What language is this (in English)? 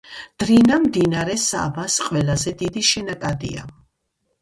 Georgian